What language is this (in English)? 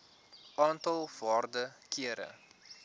Afrikaans